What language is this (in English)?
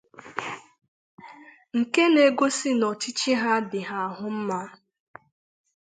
Igbo